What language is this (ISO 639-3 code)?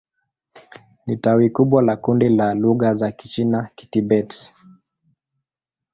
swa